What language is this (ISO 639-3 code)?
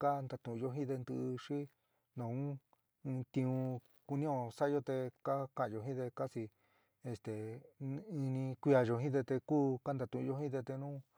mig